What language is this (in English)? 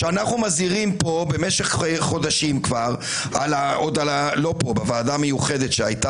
Hebrew